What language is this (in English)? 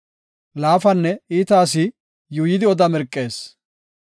Gofa